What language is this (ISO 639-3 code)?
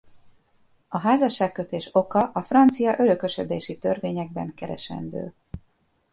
hun